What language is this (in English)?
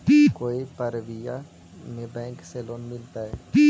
Magahi